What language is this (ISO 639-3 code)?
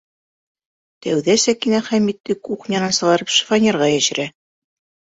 bak